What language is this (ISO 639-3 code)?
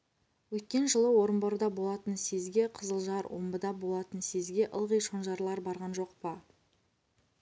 kaz